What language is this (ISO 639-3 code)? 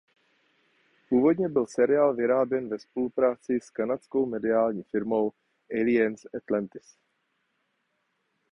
ces